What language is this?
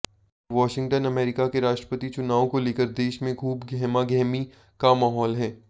Hindi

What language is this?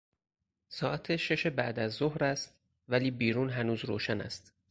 Persian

